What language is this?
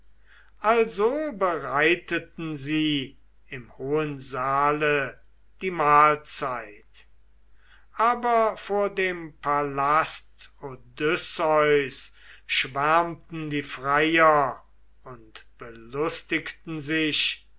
German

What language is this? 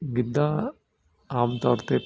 Punjabi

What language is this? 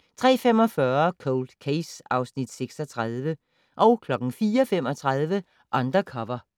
Danish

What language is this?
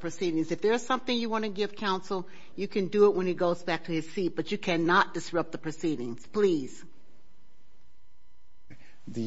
English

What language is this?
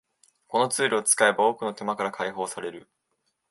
Japanese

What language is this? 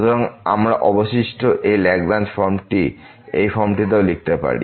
Bangla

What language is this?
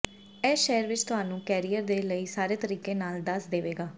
Punjabi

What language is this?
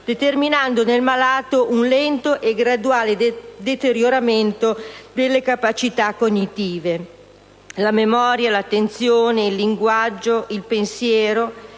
Italian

